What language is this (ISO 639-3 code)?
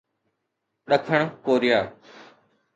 snd